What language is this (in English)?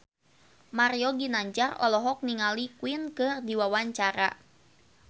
Sundanese